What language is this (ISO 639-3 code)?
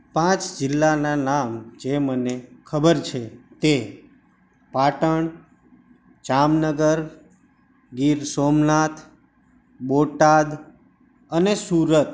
guj